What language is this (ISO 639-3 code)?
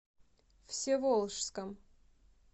rus